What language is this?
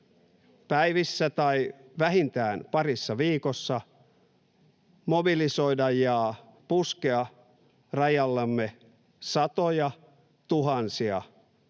Finnish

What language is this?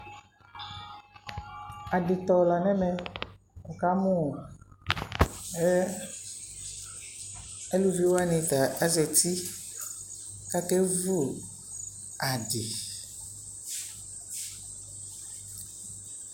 Ikposo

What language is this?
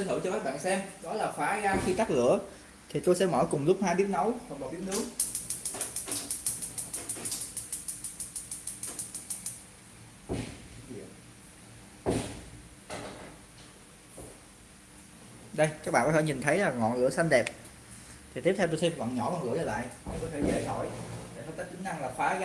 Vietnamese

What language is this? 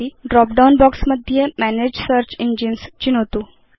Sanskrit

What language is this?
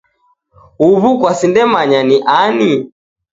Taita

